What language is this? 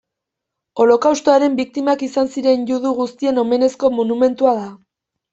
Basque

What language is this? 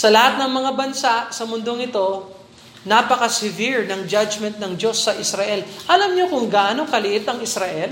Filipino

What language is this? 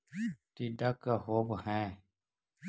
Magahi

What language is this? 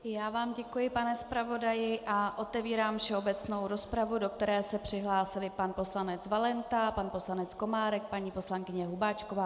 Czech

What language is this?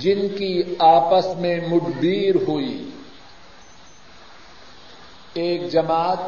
Urdu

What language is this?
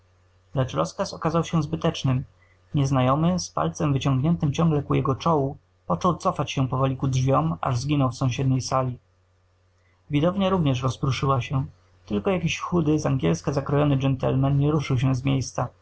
Polish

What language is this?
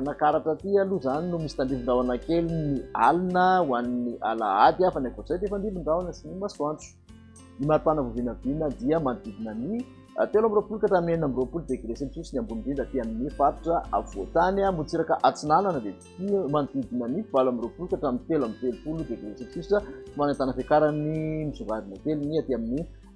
Malagasy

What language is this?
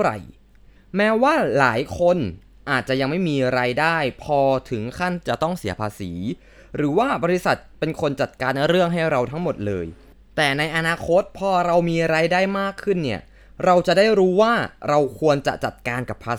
Thai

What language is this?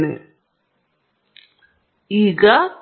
Kannada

